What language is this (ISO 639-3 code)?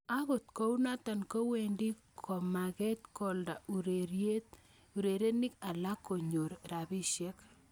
kln